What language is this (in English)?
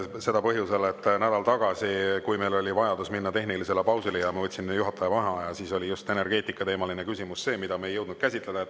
Estonian